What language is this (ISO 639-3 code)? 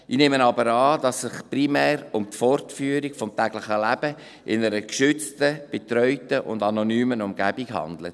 gsw